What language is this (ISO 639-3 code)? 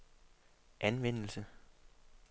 dan